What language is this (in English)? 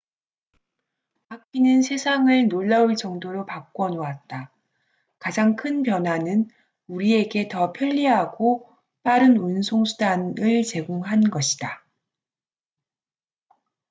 Korean